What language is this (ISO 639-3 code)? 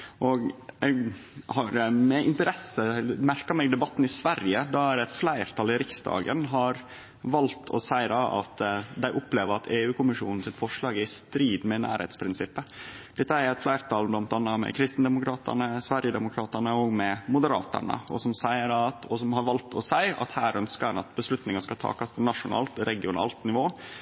nno